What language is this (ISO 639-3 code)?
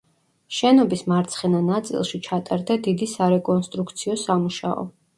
kat